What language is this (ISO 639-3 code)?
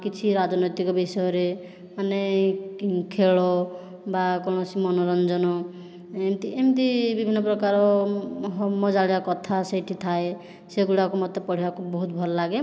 ori